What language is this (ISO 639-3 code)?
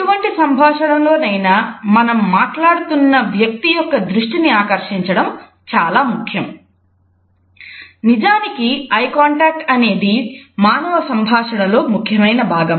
tel